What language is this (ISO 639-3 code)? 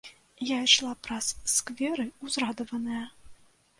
bel